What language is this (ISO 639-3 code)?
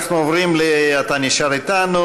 heb